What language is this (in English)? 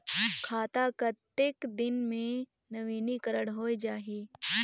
Chhattisgarhi